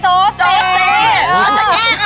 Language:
Thai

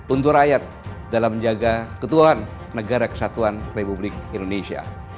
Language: Indonesian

